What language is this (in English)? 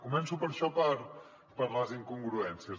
Catalan